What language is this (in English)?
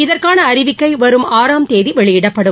Tamil